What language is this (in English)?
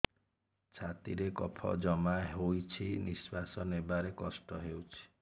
Odia